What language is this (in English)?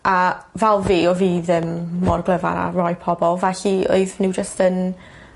Welsh